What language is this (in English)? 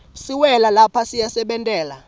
Swati